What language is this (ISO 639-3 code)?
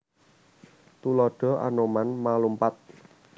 jav